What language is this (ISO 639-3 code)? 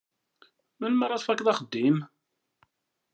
kab